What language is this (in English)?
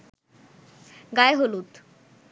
Bangla